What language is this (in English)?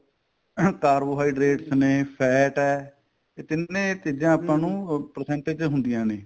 Punjabi